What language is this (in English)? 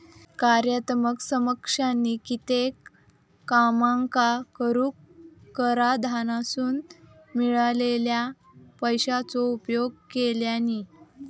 Marathi